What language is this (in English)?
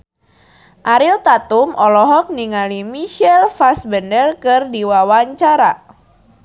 Sundanese